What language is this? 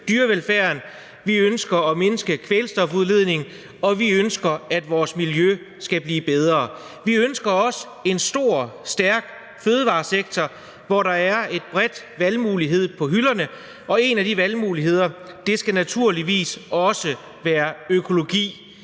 Danish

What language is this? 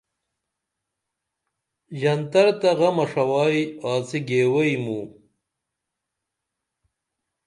Dameli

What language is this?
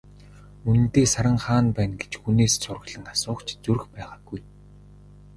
Mongolian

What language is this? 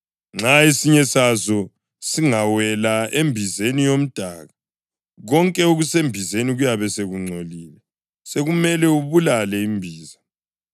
North Ndebele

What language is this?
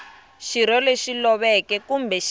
Tsonga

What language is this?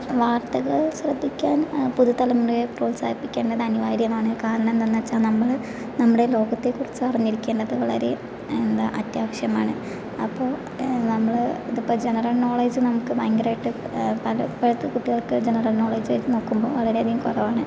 Malayalam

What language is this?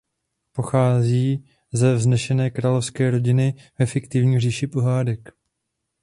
Czech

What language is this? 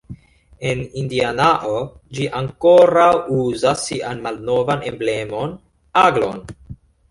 Esperanto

